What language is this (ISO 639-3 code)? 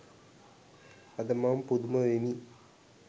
sin